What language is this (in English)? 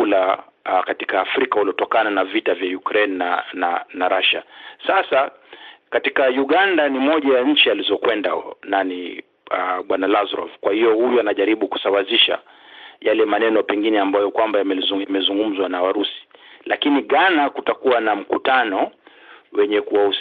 Swahili